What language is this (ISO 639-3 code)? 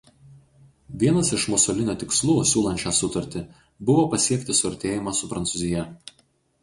lit